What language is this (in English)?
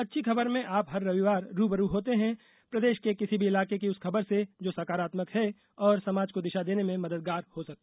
Hindi